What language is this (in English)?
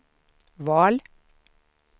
Swedish